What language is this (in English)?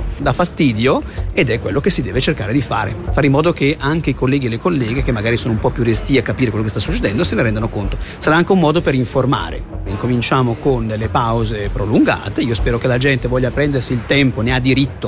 Italian